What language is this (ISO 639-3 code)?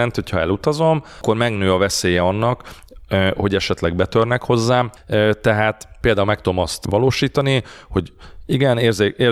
hun